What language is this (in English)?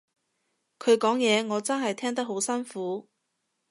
Cantonese